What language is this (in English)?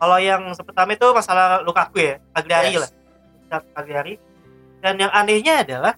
Indonesian